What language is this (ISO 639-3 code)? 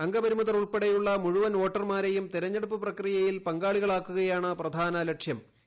mal